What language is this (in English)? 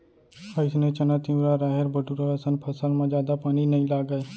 Chhattisgarhi